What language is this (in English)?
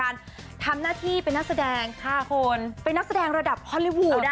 Thai